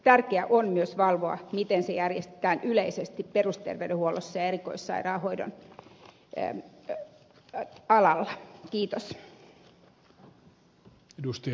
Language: Finnish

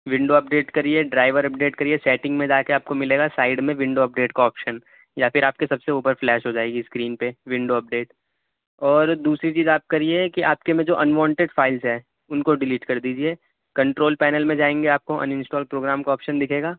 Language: Urdu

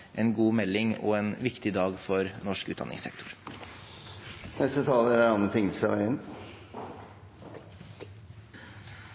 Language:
Norwegian Bokmål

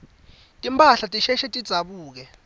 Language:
Swati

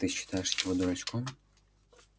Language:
Russian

